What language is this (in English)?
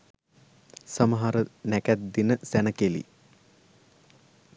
Sinhala